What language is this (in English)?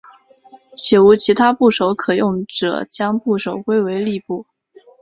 Chinese